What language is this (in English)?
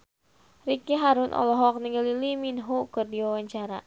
Sundanese